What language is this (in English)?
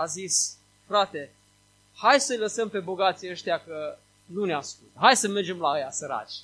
Romanian